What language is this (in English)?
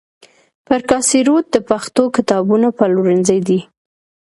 Pashto